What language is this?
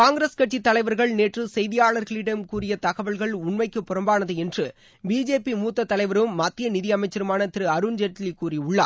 Tamil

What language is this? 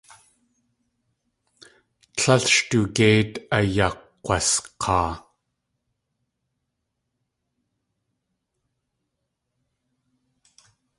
Tlingit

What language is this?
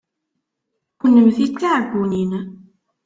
Kabyle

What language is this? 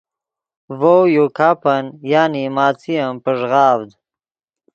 Yidgha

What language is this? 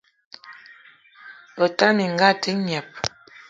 Eton (Cameroon)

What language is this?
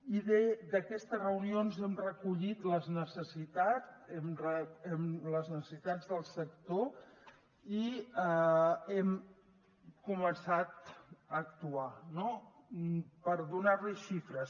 Catalan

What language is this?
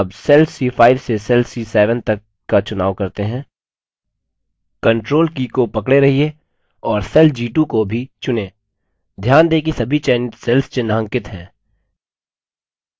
Hindi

